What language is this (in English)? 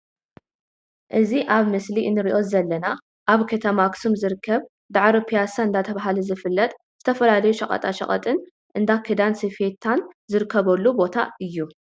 Tigrinya